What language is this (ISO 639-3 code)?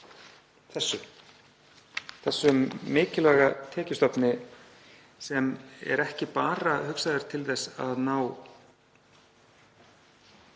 isl